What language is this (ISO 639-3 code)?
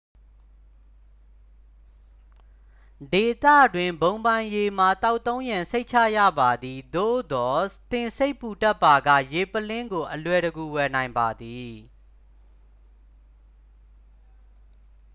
mya